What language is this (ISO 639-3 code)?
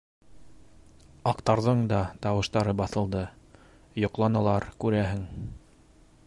bak